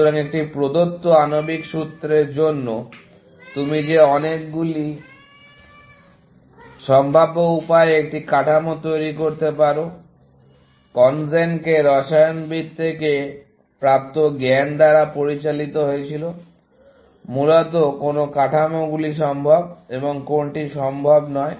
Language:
Bangla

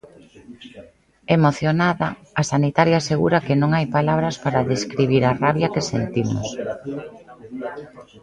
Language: Galician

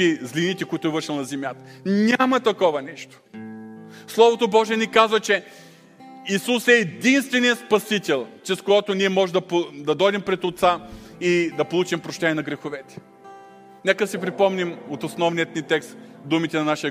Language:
Bulgarian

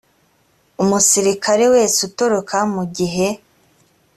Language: Kinyarwanda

